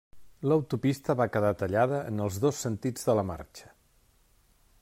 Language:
Catalan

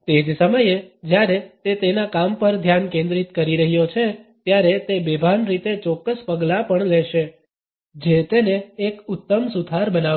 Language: Gujarati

